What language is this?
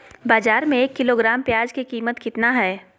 Magahi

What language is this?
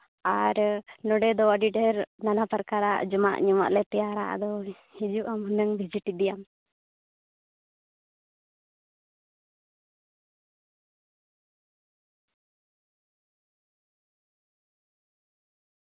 Santali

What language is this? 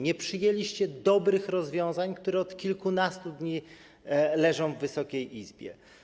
Polish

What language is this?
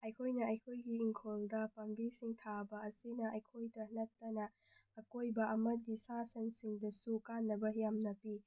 Manipuri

